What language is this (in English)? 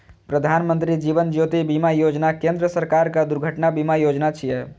Maithili